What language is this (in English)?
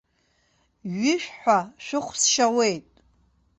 Abkhazian